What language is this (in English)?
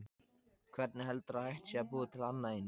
Icelandic